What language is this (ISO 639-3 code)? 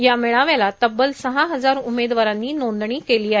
mar